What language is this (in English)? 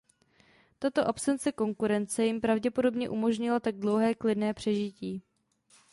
Czech